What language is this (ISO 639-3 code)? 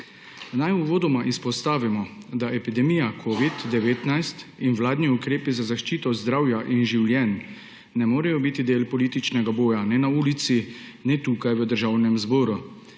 slv